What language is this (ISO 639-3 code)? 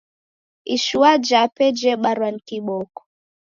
dav